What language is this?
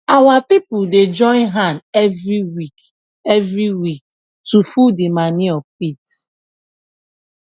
Nigerian Pidgin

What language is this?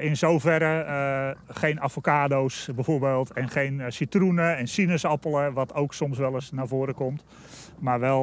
Dutch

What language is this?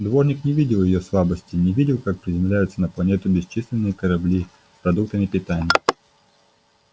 Russian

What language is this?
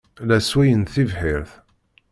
Kabyle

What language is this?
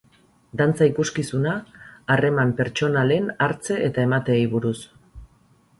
Basque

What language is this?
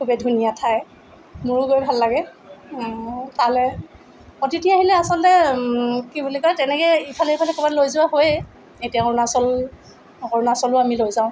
Assamese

